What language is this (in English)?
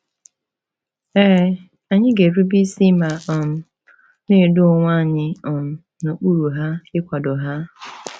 Igbo